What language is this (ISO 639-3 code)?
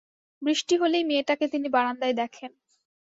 ben